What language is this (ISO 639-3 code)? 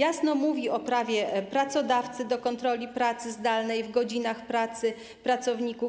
pol